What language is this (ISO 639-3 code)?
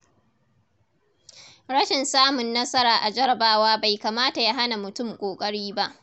hau